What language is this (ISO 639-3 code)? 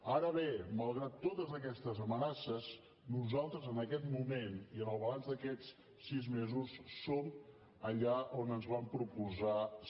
cat